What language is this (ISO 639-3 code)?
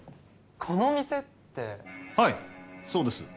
jpn